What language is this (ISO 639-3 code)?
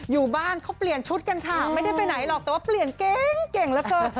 tha